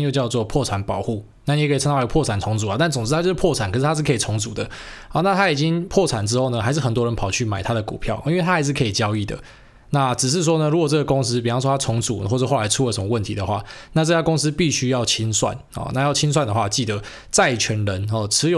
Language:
Chinese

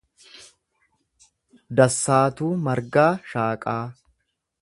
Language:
Oromo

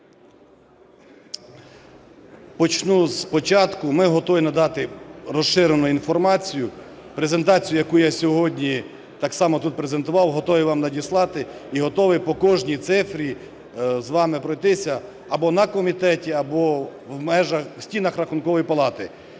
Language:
Ukrainian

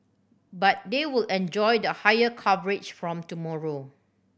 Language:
English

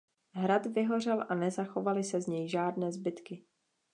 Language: Czech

